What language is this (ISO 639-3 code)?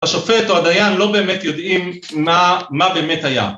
heb